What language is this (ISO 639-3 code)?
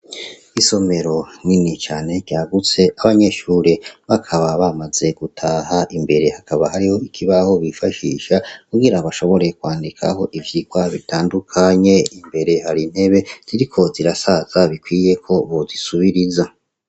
run